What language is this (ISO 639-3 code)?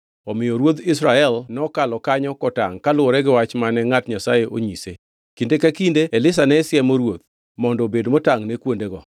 luo